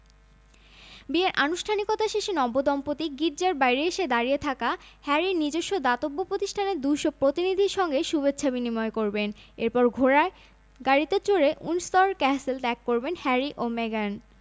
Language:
Bangla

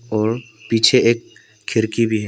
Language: Hindi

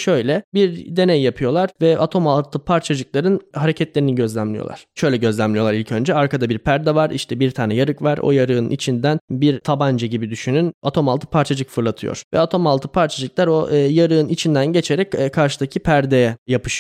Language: Turkish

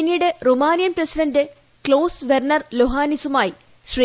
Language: Malayalam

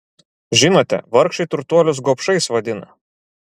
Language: Lithuanian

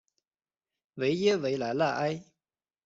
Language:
Chinese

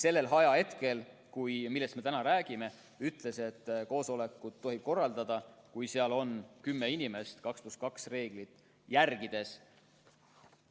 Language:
Estonian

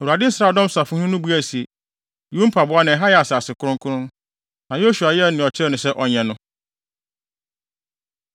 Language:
Akan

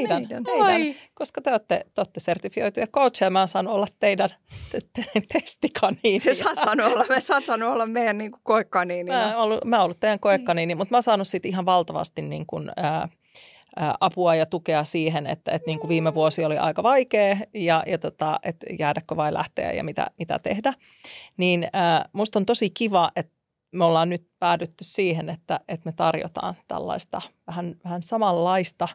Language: Finnish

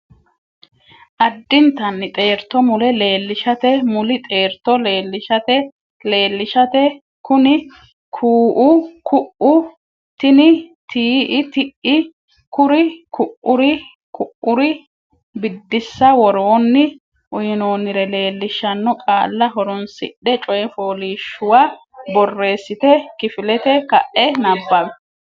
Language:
Sidamo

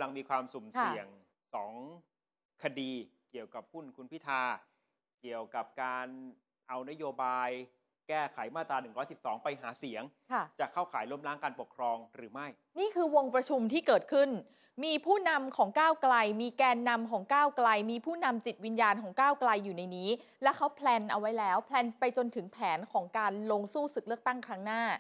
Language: Thai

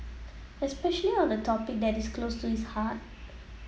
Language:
English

